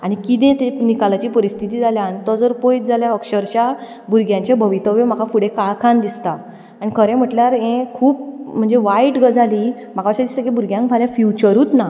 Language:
Konkani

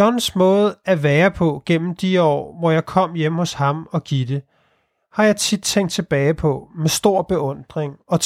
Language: Danish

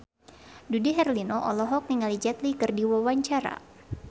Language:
Sundanese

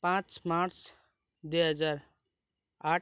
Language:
Nepali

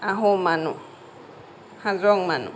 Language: Assamese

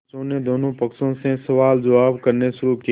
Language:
Hindi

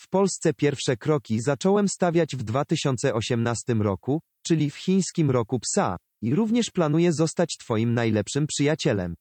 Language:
Polish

